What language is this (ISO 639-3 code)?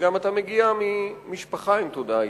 heb